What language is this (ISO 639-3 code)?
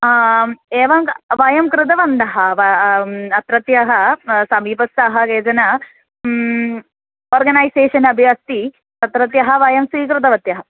san